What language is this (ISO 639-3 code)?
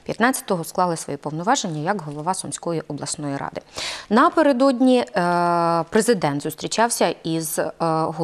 ukr